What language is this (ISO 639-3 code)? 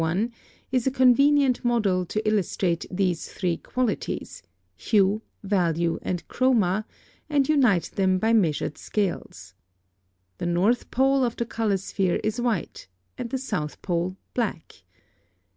eng